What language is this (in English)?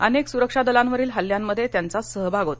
Marathi